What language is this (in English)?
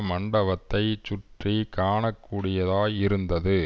Tamil